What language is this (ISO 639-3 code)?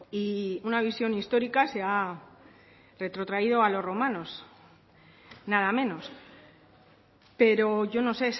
spa